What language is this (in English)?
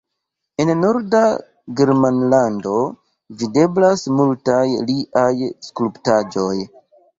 Esperanto